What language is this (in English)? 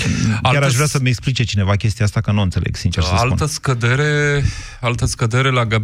Romanian